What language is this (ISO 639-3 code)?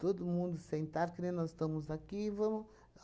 por